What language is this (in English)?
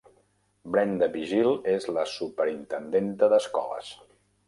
Catalan